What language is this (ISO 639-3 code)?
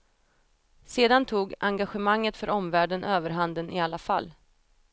swe